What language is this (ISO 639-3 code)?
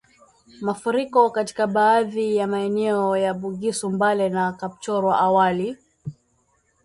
swa